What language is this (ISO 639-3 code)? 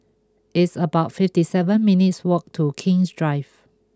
eng